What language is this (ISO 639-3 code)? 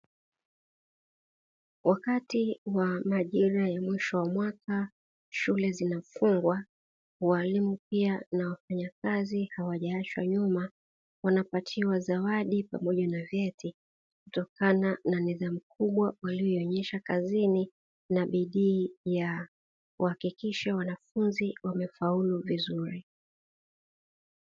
swa